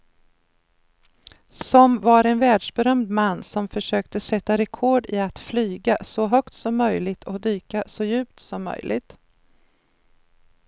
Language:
Swedish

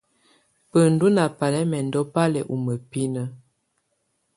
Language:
Tunen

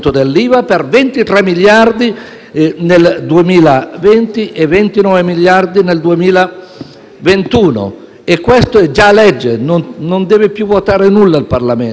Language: Italian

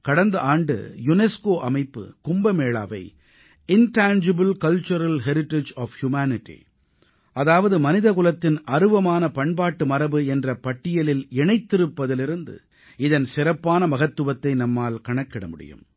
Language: Tamil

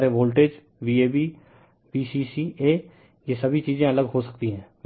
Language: Hindi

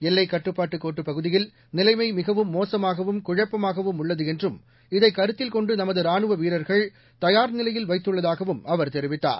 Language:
Tamil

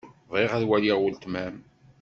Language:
Kabyle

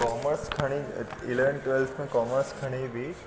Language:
Sindhi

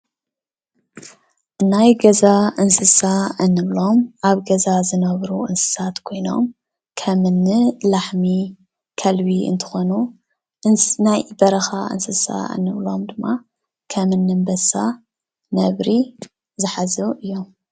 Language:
Tigrinya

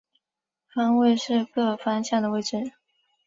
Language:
Chinese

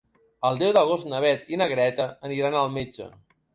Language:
Catalan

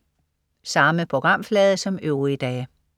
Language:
Danish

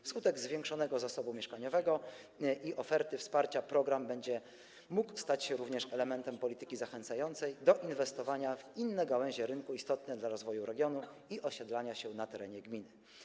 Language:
Polish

